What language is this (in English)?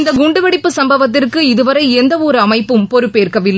Tamil